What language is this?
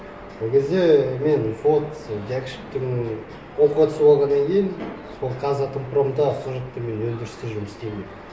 Kazakh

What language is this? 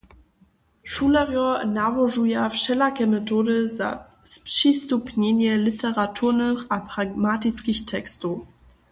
Upper Sorbian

